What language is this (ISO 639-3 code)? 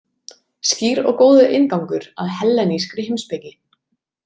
isl